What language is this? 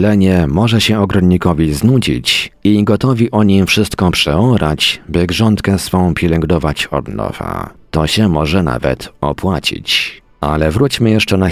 Polish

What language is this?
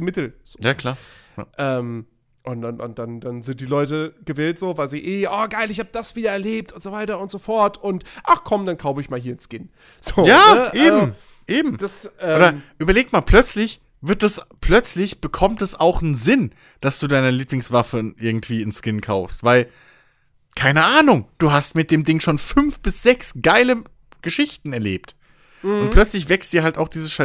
German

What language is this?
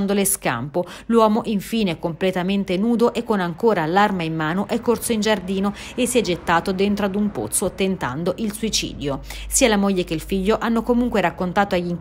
Italian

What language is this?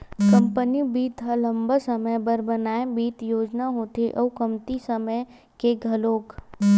Chhattisgarhi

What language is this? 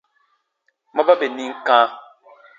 Baatonum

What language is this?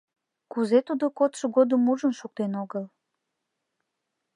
Mari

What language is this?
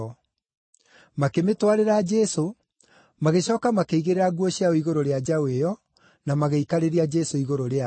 Kikuyu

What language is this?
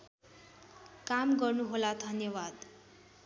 Nepali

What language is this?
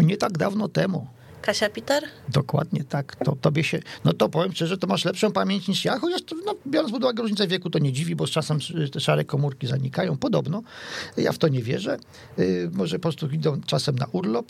Polish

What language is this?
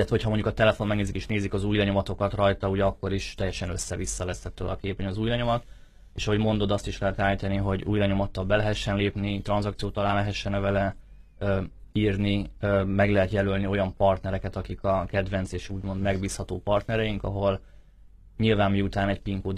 Hungarian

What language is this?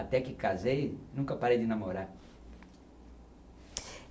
Portuguese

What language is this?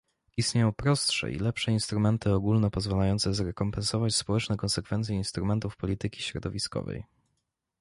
Polish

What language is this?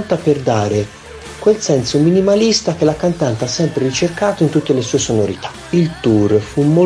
Italian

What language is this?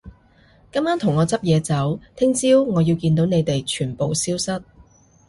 Cantonese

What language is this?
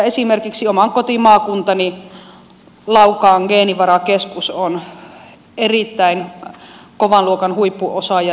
Finnish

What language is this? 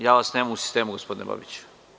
Serbian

